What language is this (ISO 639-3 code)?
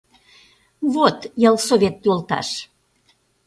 chm